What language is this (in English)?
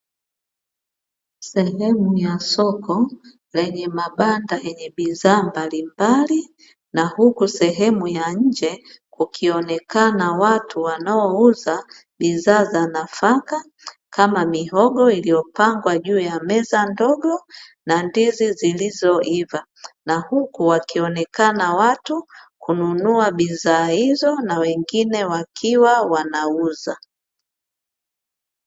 Swahili